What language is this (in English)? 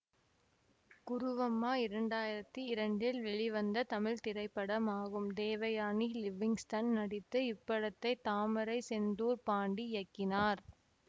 Tamil